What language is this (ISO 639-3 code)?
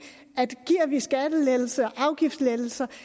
dan